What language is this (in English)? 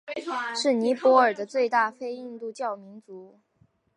Chinese